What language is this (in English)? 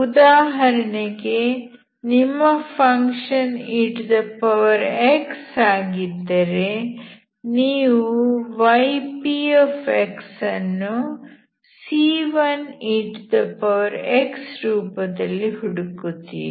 Kannada